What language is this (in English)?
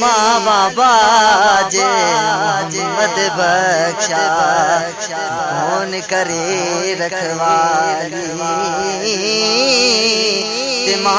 Urdu